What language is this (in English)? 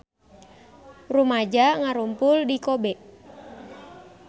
Sundanese